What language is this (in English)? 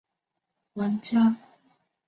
Chinese